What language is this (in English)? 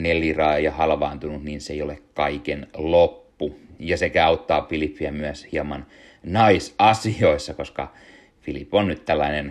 Finnish